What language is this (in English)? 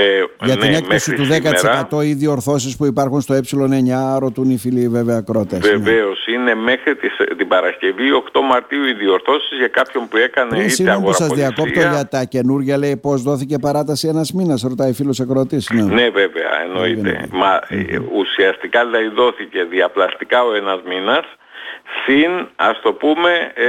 Greek